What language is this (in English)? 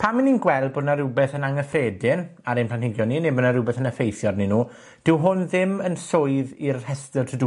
Welsh